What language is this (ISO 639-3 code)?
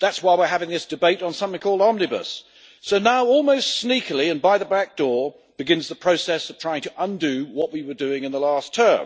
eng